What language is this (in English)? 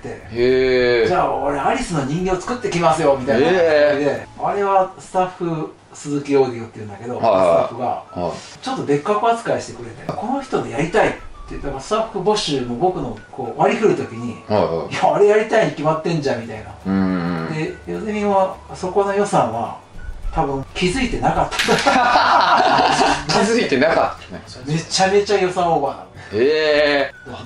Japanese